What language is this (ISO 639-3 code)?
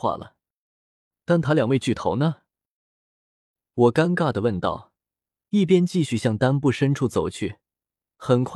zho